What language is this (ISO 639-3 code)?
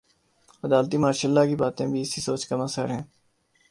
urd